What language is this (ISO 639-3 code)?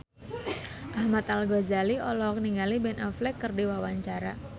sun